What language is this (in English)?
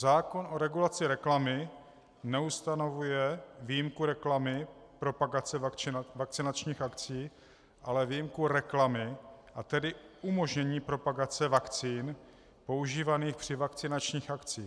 Czech